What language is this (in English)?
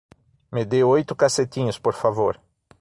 Portuguese